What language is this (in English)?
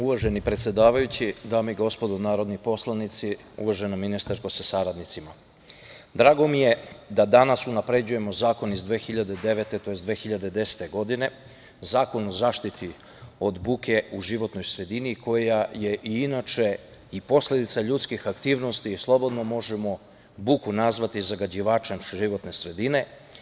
Serbian